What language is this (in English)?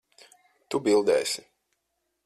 Latvian